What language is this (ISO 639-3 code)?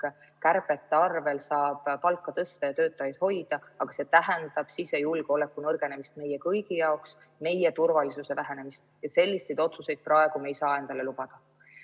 est